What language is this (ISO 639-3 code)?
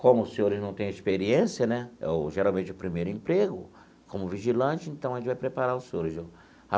por